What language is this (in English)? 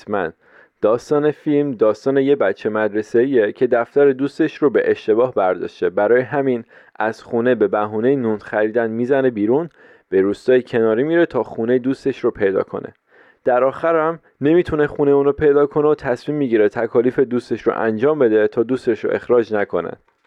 Persian